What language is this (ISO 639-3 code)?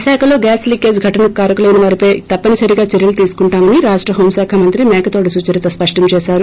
tel